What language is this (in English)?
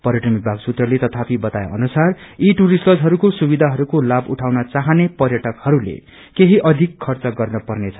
Nepali